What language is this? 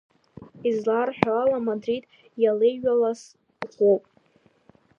Abkhazian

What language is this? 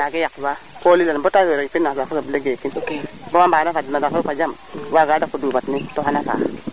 Serer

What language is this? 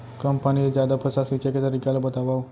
Chhattisgarhi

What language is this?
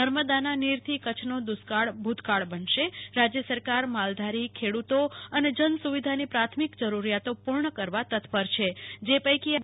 Gujarati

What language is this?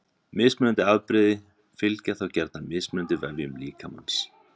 Icelandic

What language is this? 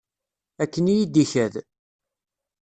Kabyle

